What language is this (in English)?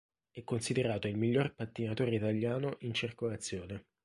Italian